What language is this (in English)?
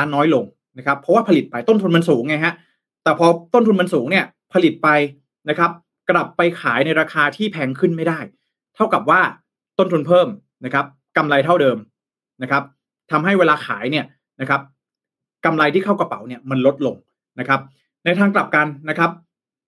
Thai